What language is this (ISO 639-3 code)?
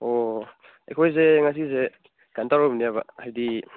mni